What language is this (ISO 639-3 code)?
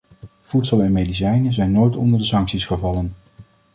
nld